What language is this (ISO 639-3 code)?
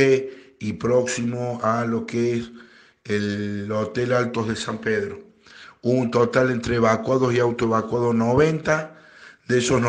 spa